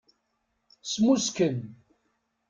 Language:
Kabyle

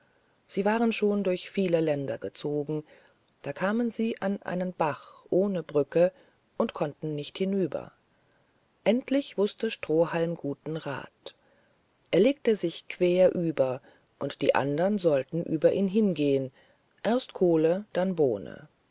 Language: German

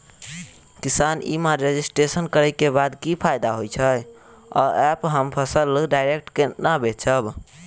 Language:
Maithili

